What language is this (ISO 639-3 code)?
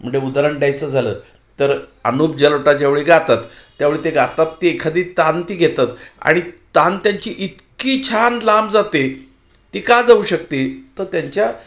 mar